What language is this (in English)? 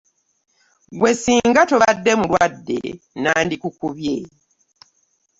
Ganda